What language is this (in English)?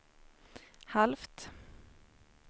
Swedish